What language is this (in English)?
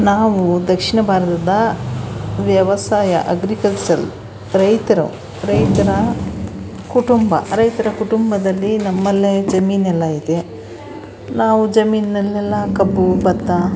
Kannada